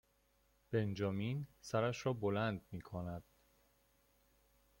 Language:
Persian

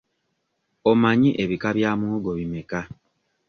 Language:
Ganda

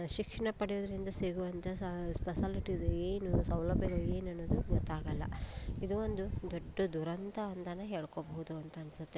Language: Kannada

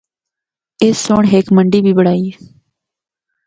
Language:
Northern Hindko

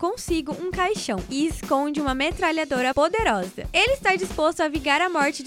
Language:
Portuguese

